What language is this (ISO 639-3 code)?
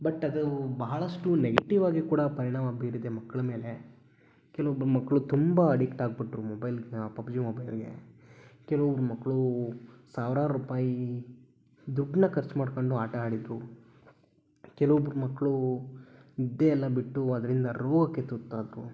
kan